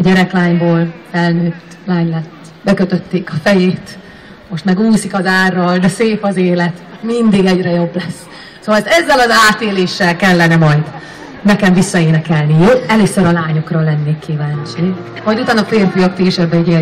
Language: Hungarian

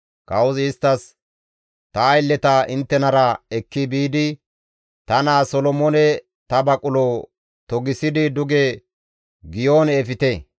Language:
Gamo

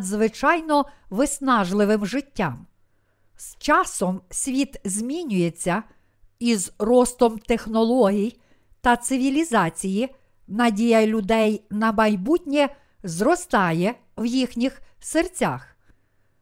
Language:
Ukrainian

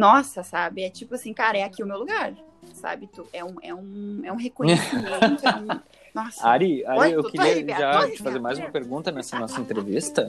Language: Portuguese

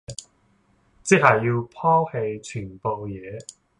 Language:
Cantonese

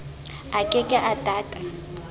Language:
Southern Sotho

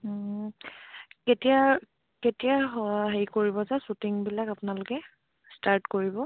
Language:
Assamese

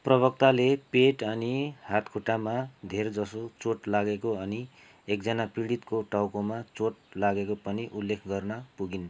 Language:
Nepali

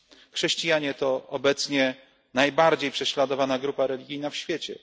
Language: Polish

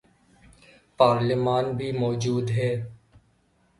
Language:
Urdu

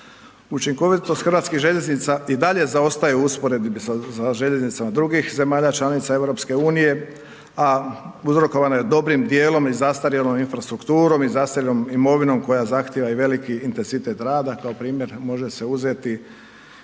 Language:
Croatian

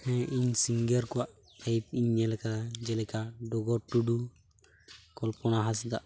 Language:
Santali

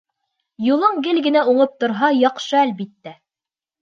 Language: Bashkir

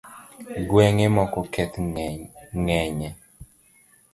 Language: Luo (Kenya and Tanzania)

